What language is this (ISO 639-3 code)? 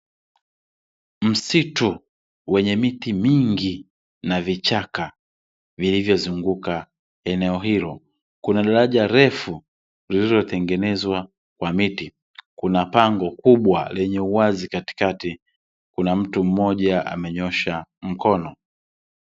swa